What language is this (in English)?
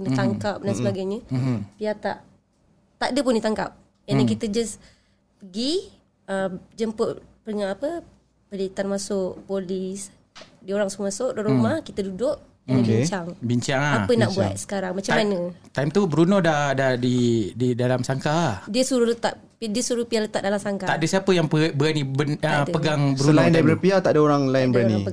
Malay